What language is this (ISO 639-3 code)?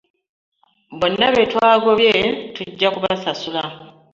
lug